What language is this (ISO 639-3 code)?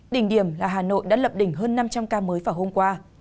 vie